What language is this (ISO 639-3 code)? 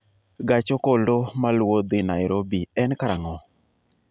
luo